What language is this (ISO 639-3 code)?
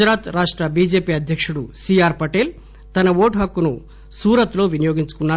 tel